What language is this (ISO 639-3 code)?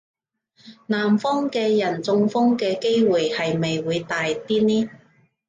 yue